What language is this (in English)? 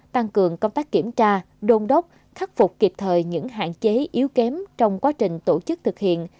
Vietnamese